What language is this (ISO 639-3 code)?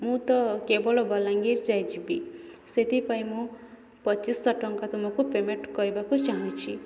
ori